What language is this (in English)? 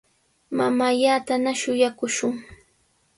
Sihuas Ancash Quechua